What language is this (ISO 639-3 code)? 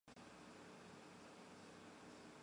zho